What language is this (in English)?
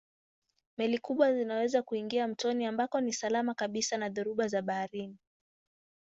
Swahili